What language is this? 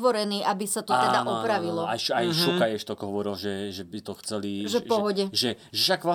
Slovak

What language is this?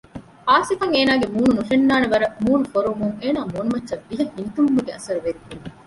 Divehi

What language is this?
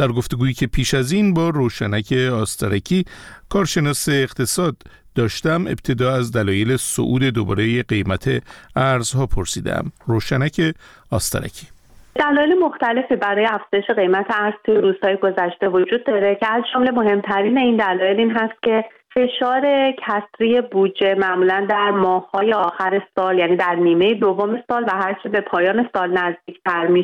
Persian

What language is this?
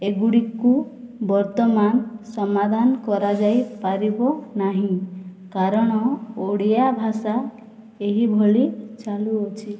Odia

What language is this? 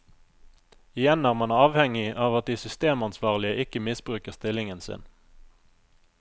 Norwegian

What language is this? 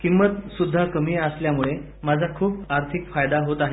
Marathi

